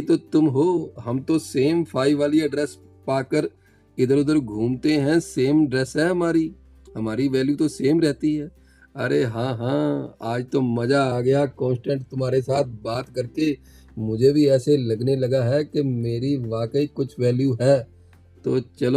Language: Hindi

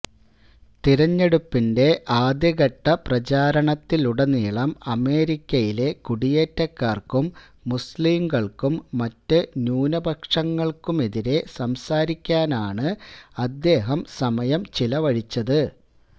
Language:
Malayalam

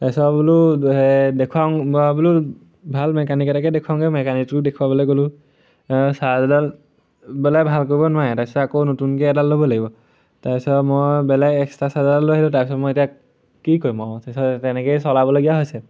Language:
Assamese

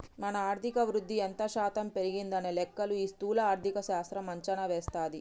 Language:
Telugu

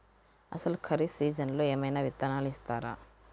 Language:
Telugu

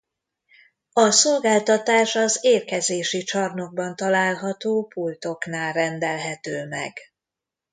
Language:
Hungarian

